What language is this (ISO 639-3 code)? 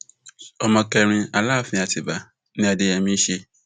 yor